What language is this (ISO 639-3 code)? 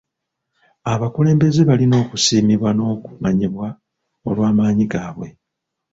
lug